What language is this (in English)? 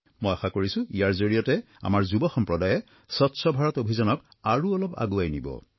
Assamese